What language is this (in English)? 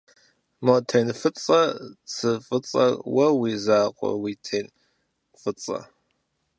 Kabardian